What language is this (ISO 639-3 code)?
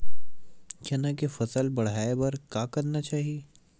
hne